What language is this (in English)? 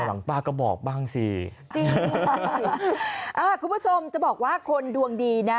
Thai